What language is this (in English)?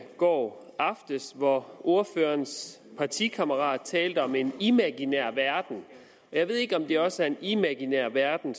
Danish